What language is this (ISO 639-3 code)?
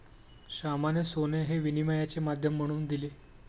mar